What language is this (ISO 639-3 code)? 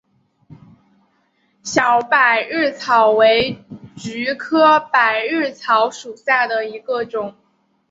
zho